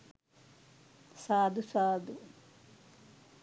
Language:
Sinhala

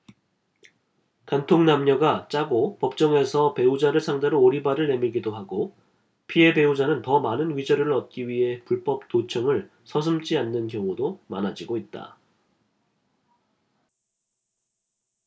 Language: Korean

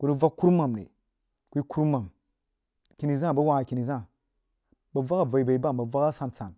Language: Jiba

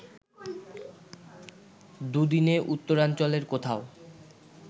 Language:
Bangla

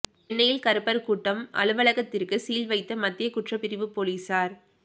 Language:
Tamil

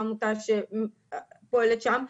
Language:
Hebrew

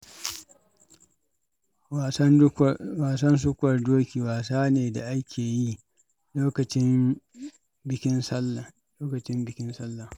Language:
Hausa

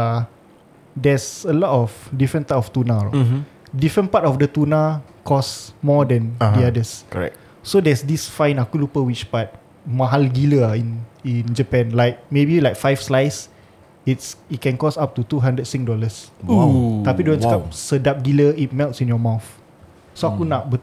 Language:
Malay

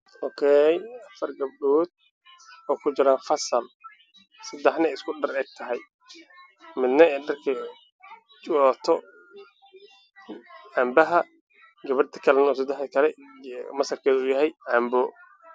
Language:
Somali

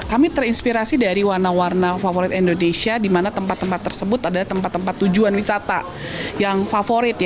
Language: Indonesian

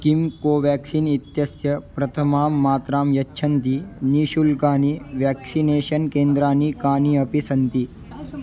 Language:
Sanskrit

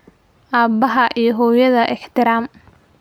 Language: Somali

